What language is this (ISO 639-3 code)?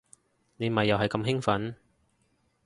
yue